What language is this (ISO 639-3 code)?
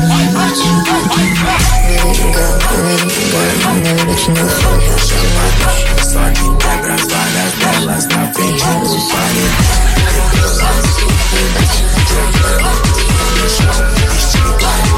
eng